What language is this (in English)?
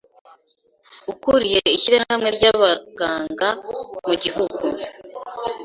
Kinyarwanda